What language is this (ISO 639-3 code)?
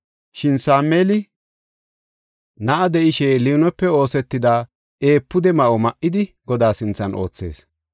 gof